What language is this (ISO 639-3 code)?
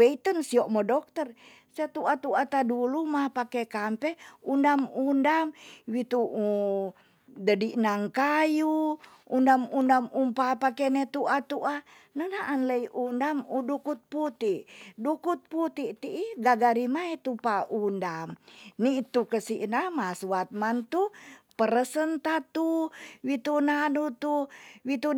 txs